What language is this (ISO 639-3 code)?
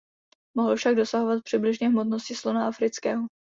ces